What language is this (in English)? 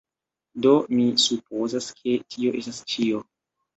Esperanto